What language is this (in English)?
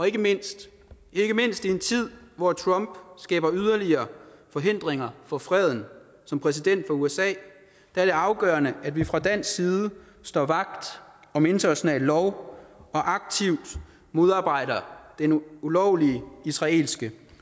Danish